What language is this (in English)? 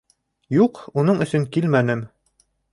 Bashkir